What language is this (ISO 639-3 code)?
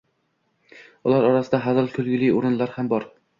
uzb